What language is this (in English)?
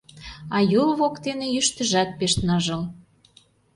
Mari